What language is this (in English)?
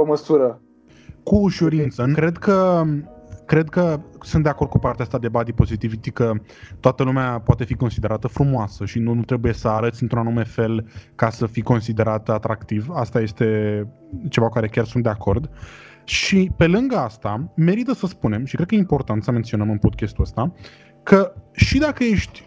Romanian